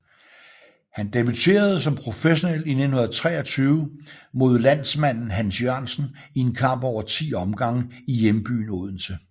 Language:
Danish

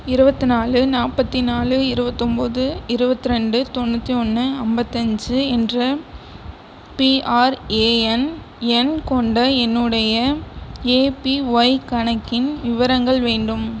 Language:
Tamil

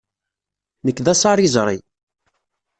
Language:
Kabyle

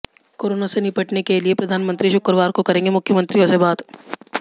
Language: Hindi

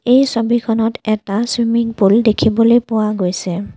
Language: Assamese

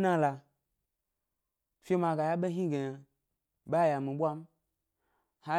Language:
Gbari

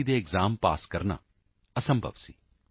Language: Punjabi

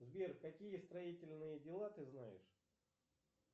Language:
Russian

